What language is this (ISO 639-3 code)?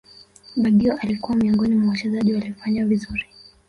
swa